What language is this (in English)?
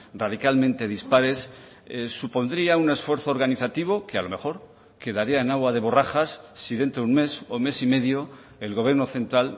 Spanish